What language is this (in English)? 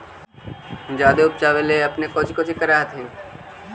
Magahi